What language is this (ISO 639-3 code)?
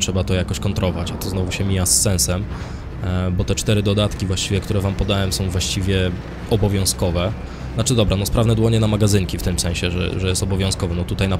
pol